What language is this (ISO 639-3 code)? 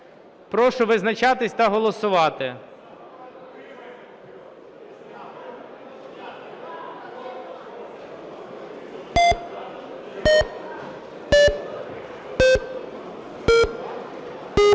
ukr